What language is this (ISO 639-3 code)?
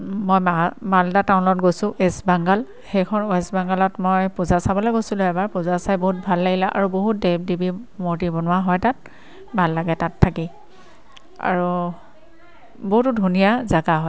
asm